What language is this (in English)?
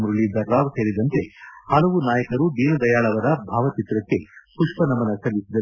Kannada